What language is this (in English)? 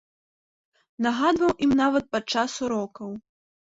Belarusian